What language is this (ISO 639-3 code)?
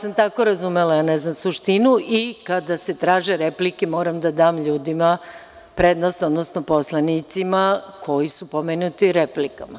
srp